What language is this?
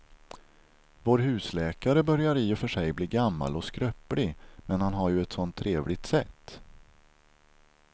Swedish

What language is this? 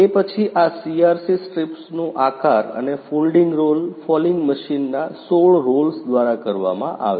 Gujarati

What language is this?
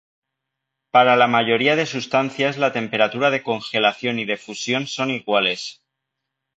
Spanish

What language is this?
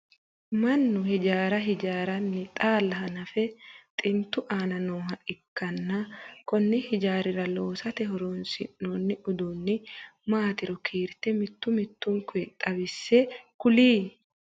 Sidamo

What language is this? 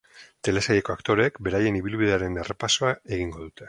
Basque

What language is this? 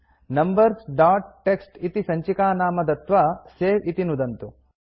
Sanskrit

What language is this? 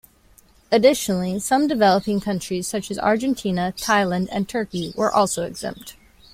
English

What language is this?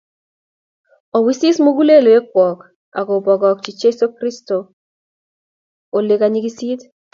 Kalenjin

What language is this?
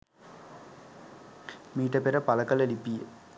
Sinhala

